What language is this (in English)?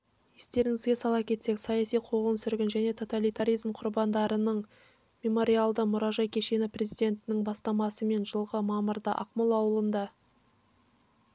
Kazakh